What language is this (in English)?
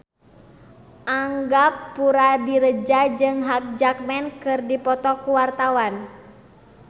Sundanese